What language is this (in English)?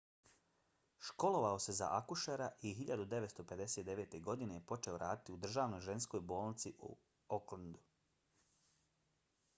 Bosnian